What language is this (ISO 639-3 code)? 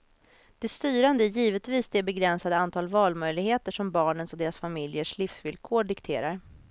swe